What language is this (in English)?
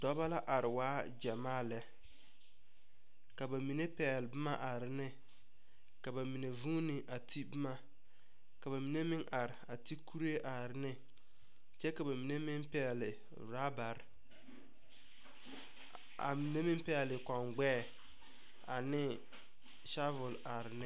Southern Dagaare